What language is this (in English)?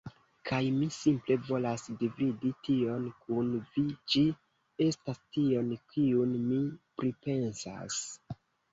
Esperanto